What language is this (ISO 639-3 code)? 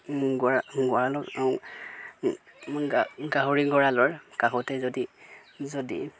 asm